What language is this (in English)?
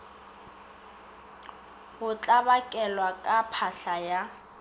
Northern Sotho